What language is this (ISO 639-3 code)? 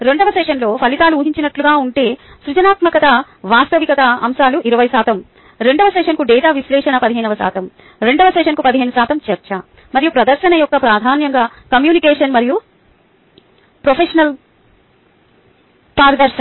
tel